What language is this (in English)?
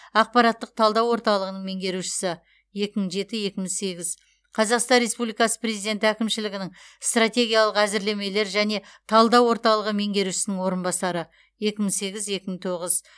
Kazakh